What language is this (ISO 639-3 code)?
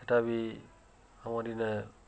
ori